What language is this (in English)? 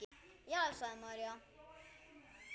Icelandic